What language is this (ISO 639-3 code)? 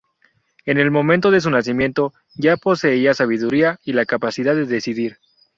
spa